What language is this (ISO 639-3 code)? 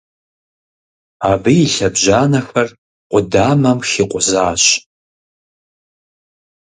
kbd